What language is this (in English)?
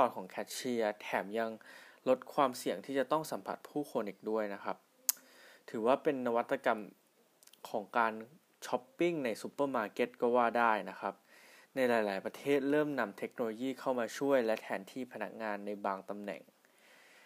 Thai